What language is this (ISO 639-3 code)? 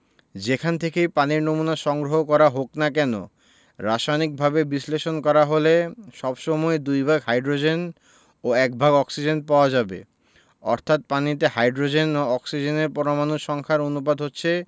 ben